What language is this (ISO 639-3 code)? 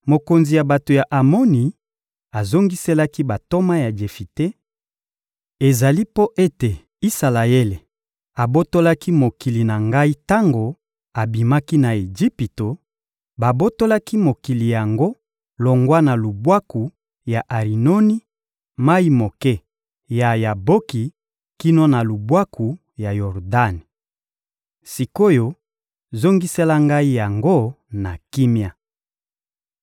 lin